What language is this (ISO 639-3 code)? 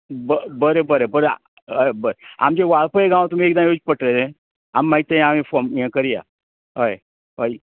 kok